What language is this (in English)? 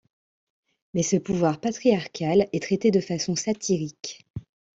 French